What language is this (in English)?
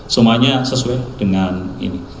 Indonesian